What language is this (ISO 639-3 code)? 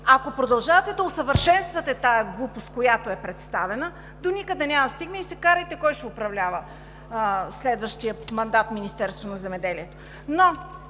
bul